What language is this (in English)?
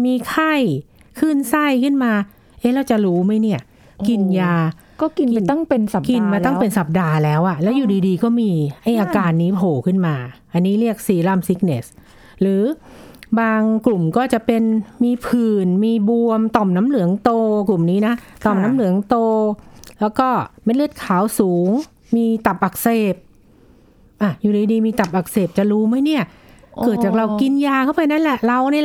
Thai